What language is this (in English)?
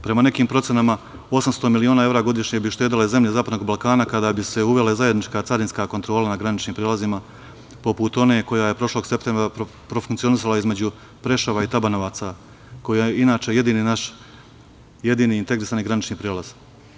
Serbian